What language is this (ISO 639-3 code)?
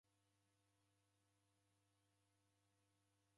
dav